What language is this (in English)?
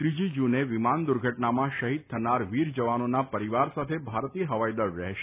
Gujarati